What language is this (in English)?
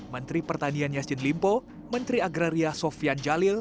Indonesian